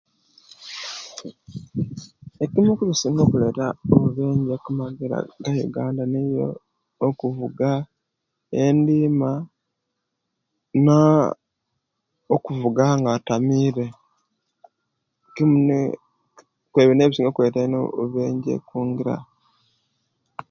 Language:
Kenyi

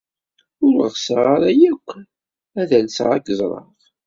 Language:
Kabyle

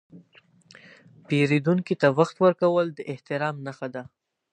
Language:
Pashto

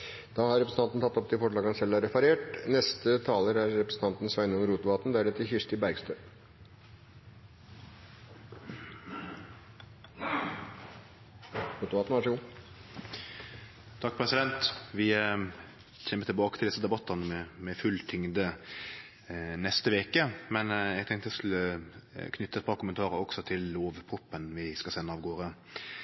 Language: Norwegian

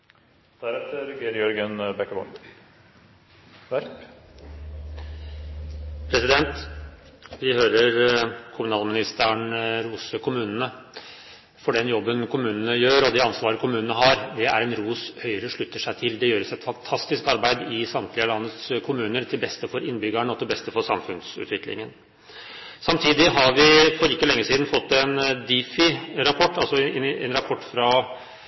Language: Norwegian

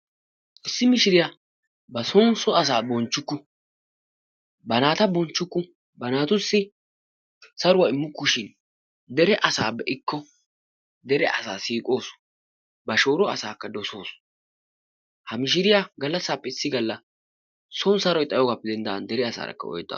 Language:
Wolaytta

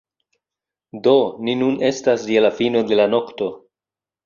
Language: Esperanto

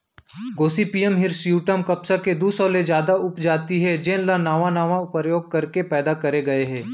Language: Chhattisgarhi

